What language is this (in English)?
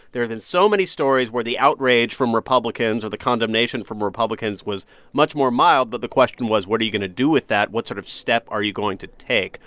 English